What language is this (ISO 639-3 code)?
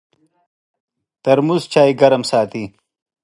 pus